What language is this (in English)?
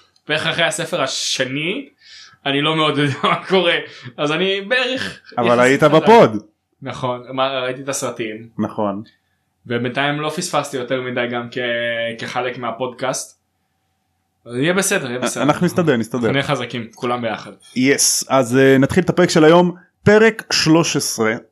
Hebrew